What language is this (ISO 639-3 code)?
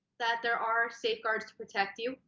eng